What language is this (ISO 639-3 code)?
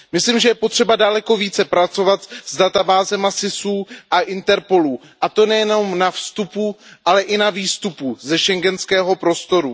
ces